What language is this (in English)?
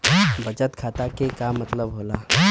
Bhojpuri